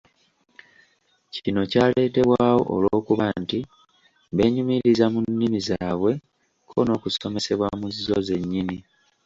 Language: Ganda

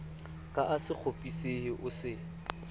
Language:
Southern Sotho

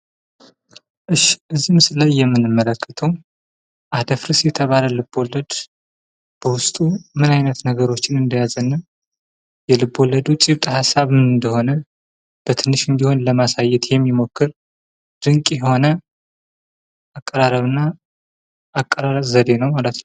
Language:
Amharic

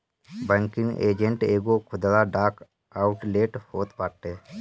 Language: Bhojpuri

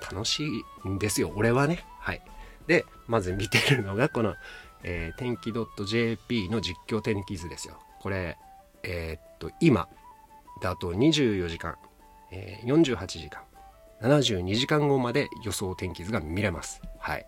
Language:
Japanese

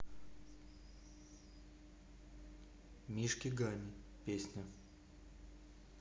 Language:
Russian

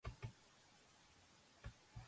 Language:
Georgian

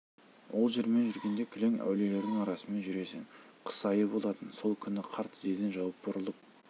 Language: Kazakh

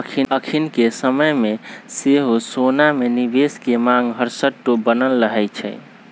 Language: Magahi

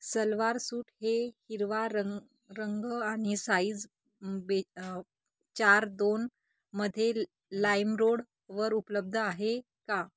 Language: Marathi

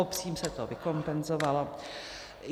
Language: Czech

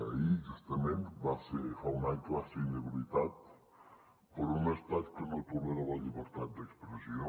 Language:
Catalan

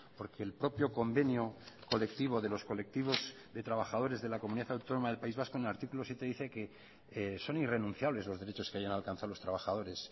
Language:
Spanish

